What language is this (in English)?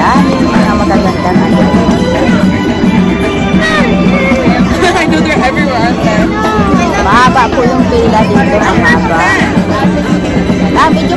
Filipino